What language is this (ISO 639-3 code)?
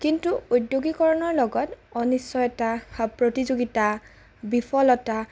asm